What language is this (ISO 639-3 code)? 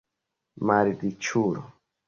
epo